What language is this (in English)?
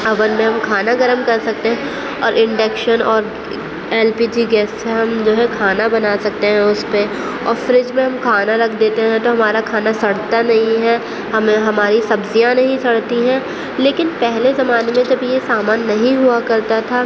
Urdu